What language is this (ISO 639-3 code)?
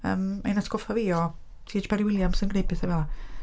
cym